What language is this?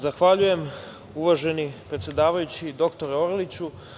Serbian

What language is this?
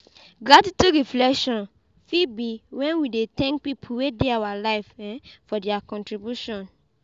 Nigerian Pidgin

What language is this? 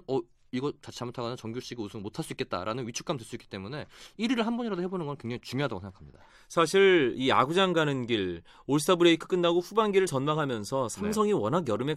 Korean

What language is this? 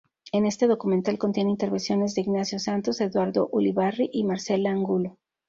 Spanish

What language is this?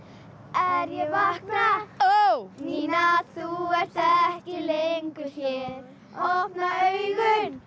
Icelandic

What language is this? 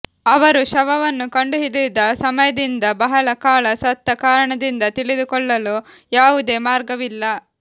Kannada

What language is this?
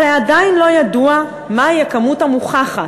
Hebrew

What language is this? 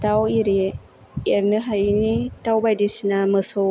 Bodo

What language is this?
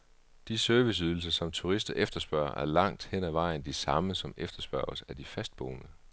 Danish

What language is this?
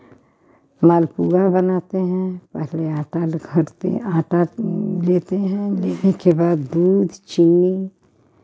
Hindi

